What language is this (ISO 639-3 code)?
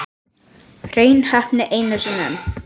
isl